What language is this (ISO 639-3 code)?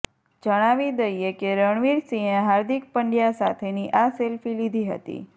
guj